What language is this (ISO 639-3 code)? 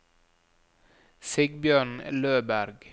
nor